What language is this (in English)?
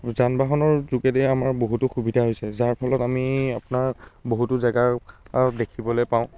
Assamese